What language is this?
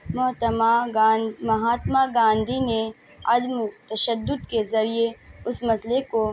Urdu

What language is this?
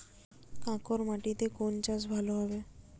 Bangla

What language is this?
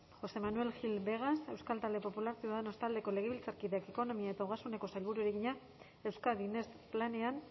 Basque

